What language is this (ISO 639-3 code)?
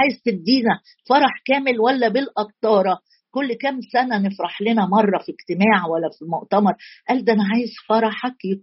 ara